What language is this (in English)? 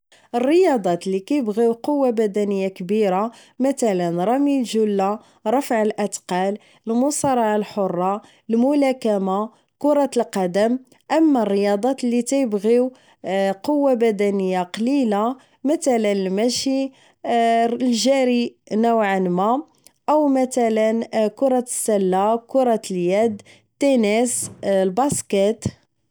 Moroccan Arabic